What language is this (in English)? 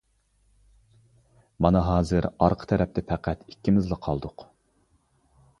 Uyghur